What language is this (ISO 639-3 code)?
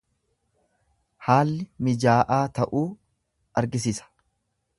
orm